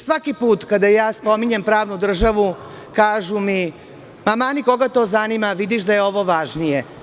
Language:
Serbian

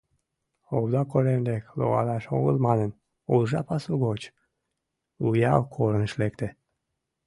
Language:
Mari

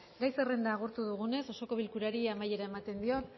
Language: Basque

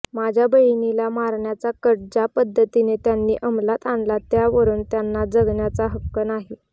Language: Marathi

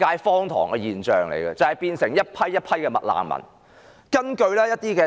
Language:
Cantonese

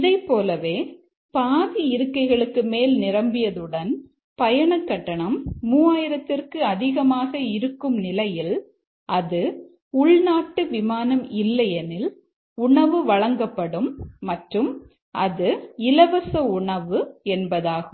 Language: Tamil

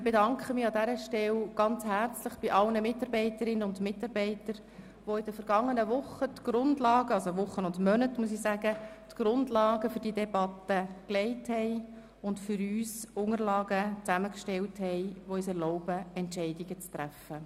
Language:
Swiss German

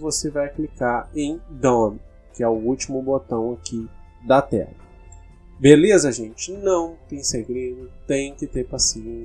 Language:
Portuguese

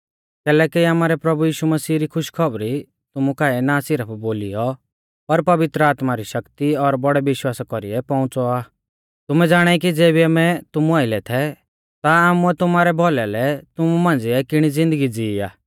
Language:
Mahasu Pahari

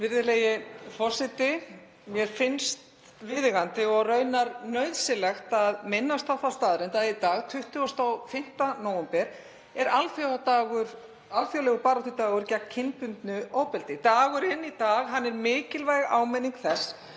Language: Icelandic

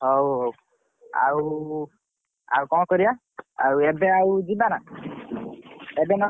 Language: Odia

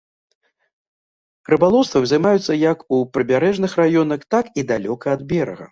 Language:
Belarusian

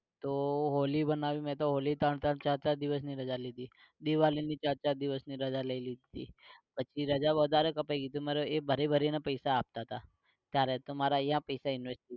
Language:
Gujarati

